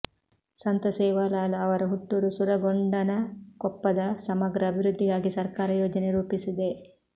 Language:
Kannada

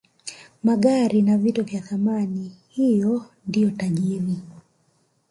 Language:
Swahili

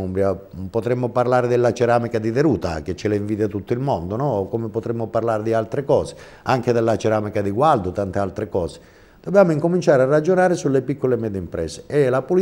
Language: Italian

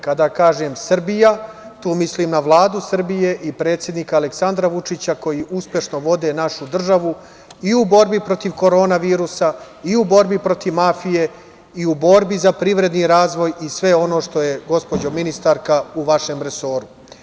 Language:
Serbian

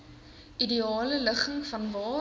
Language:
Afrikaans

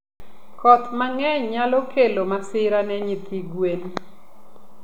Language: Luo (Kenya and Tanzania)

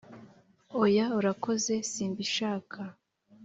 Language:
Kinyarwanda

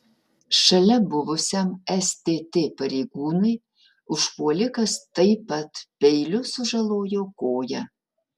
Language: Lithuanian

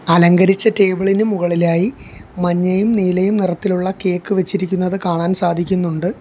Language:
Malayalam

